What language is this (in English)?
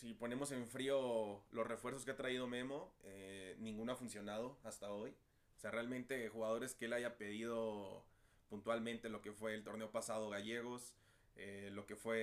Spanish